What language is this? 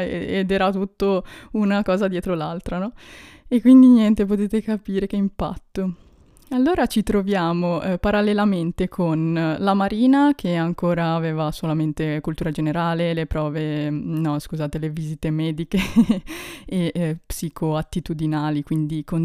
Italian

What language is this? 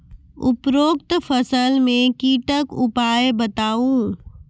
Maithili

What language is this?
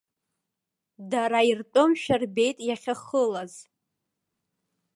Abkhazian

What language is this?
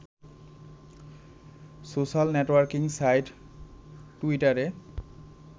Bangla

